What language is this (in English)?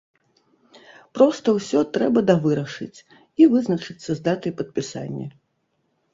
Belarusian